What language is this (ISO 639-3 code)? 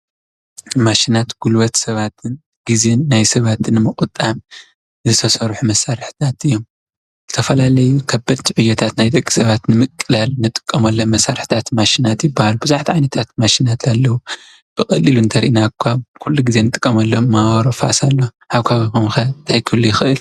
tir